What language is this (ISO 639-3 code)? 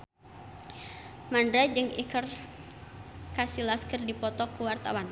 sun